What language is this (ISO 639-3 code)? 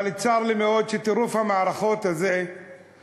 heb